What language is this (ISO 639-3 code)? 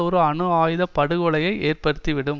tam